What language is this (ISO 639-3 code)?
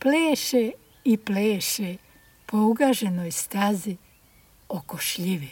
hrv